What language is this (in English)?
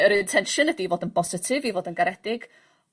Welsh